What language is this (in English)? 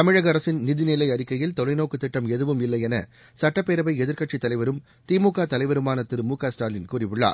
Tamil